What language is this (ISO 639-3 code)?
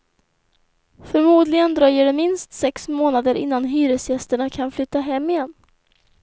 swe